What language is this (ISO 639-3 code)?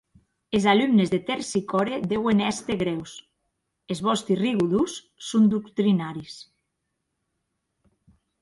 oci